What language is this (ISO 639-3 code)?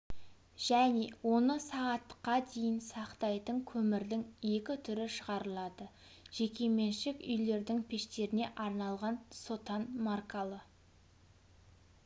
kaz